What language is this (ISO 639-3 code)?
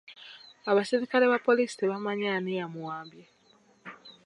lug